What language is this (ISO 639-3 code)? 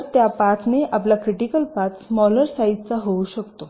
mar